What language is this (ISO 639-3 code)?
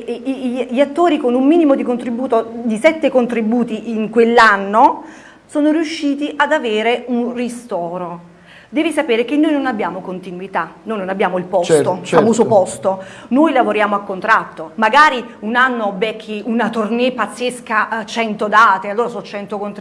ita